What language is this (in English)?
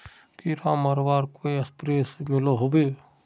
Magahi